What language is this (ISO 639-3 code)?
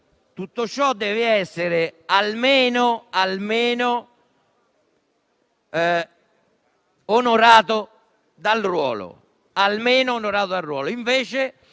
ita